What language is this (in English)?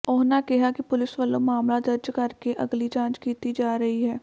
Punjabi